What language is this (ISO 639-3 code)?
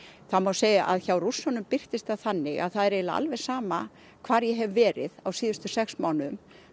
isl